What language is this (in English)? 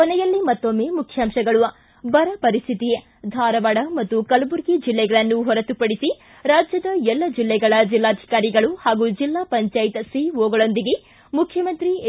Kannada